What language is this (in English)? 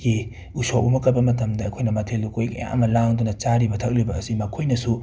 Manipuri